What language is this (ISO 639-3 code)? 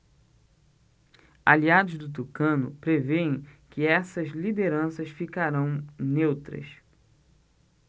por